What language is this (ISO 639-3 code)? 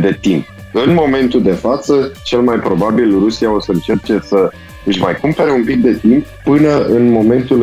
ron